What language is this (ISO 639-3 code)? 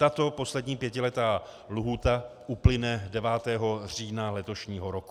ces